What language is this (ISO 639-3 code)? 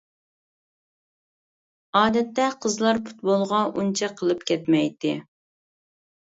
uig